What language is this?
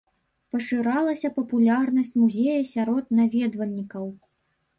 Belarusian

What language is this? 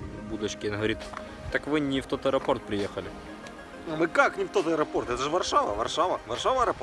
Russian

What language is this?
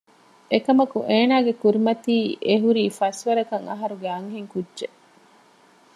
Divehi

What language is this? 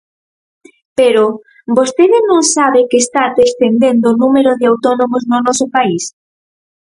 Galician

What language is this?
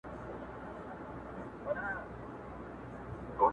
Pashto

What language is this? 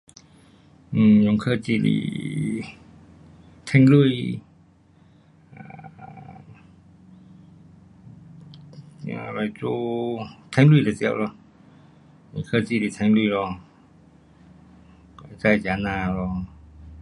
Pu-Xian Chinese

